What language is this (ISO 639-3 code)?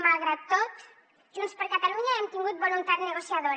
cat